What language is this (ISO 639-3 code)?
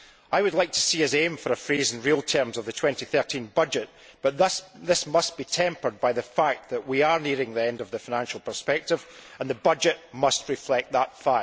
eng